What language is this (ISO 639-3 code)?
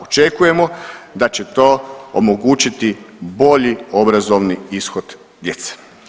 hrv